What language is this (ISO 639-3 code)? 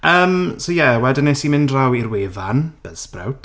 cym